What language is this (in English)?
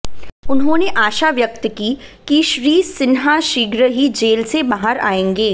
Hindi